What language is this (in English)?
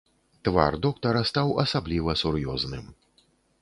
Belarusian